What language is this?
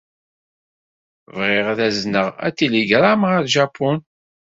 Kabyle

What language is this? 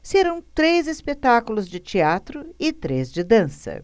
Portuguese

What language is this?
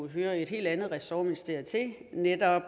Danish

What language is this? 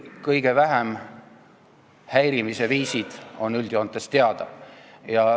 Estonian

